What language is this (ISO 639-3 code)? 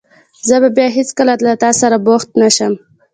pus